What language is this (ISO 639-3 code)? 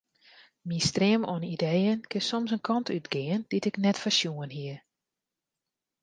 fry